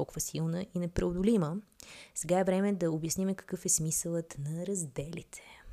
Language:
Bulgarian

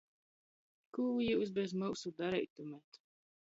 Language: Latgalian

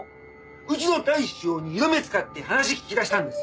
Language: Japanese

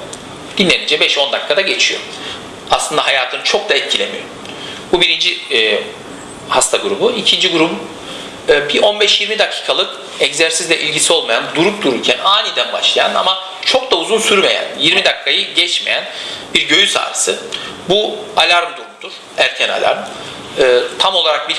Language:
Turkish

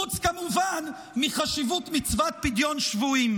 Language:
Hebrew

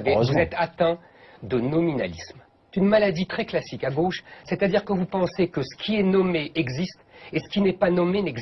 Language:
French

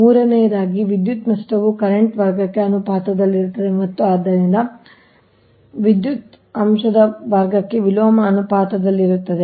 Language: Kannada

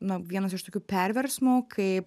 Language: Lithuanian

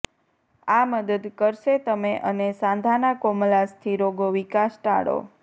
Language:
Gujarati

